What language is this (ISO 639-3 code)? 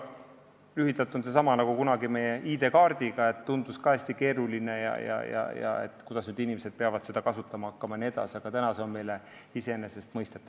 est